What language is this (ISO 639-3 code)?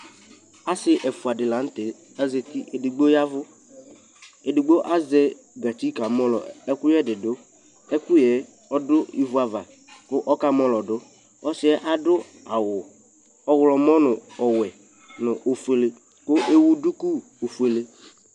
kpo